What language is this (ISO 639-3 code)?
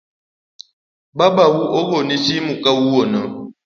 luo